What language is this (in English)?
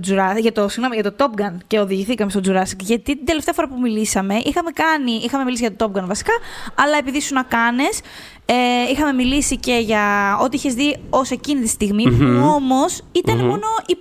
Greek